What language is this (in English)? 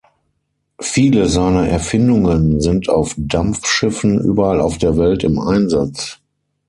German